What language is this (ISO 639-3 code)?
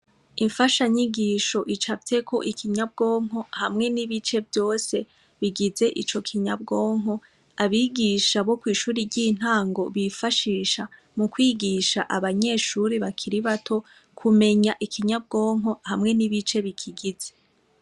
run